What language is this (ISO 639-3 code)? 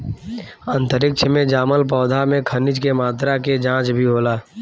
bho